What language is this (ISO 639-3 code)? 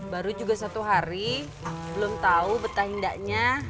ind